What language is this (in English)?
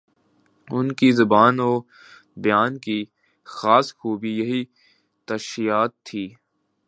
Urdu